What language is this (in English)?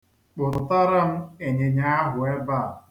Igbo